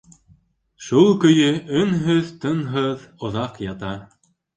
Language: Bashkir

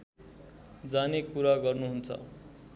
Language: Nepali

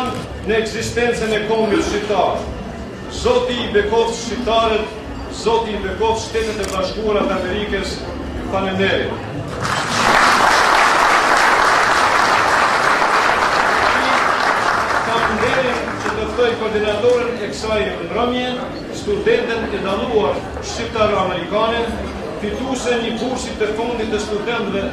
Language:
Romanian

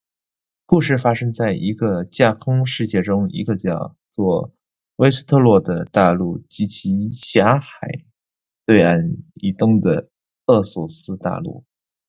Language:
Chinese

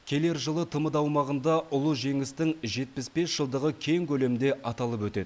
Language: Kazakh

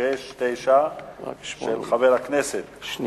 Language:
Hebrew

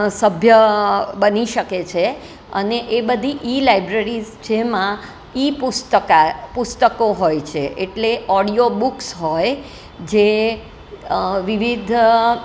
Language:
Gujarati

